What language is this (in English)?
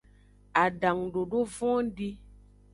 Aja (Benin)